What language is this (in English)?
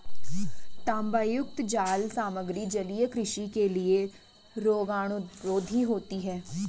Hindi